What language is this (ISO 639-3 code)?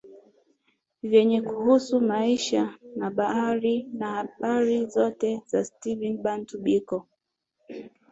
swa